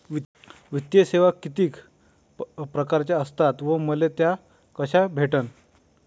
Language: Marathi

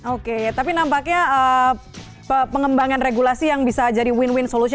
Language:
Indonesian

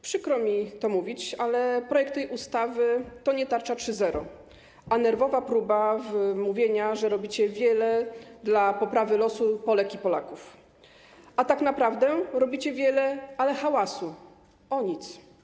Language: Polish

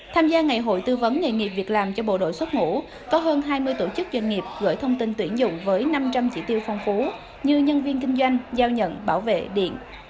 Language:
Vietnamese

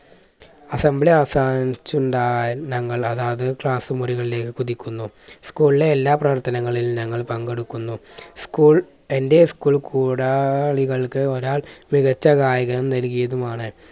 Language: Malayalam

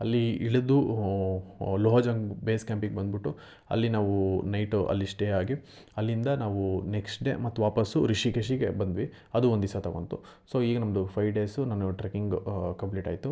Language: Kannada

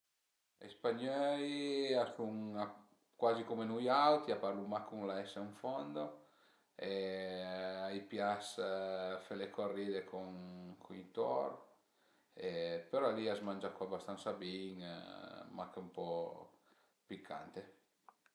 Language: Piedmontese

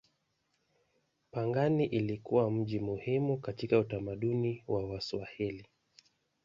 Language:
Swahili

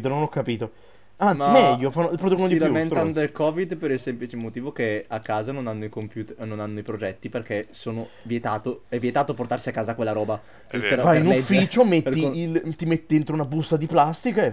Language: Italian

